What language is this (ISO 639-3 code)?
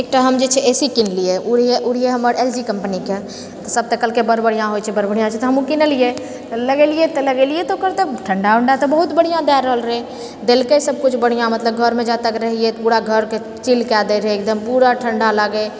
mai